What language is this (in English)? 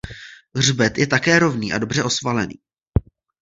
Czech